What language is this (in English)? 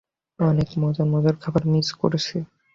Bangla